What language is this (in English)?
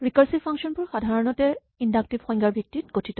Assamese